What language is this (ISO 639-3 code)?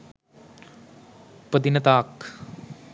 sin